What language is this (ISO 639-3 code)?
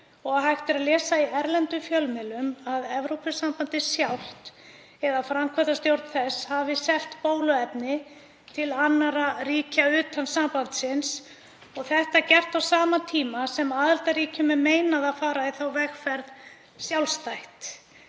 isl